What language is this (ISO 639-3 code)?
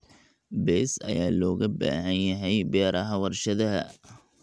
som